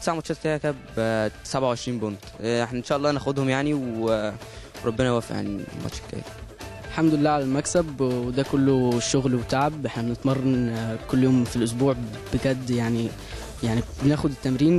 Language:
Arabic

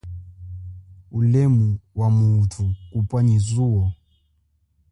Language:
Chokwe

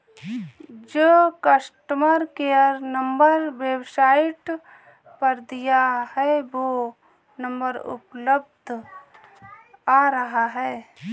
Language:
Hindi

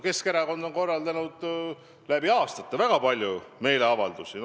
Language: Estonian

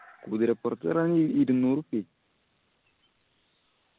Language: Malayalam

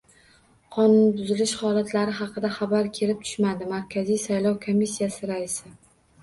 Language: Uzbek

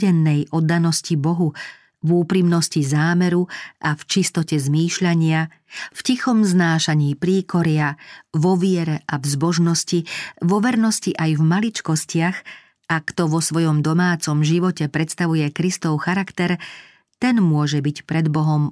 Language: Slovak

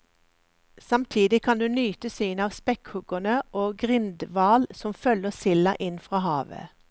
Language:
Norwegian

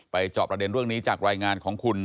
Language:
Thai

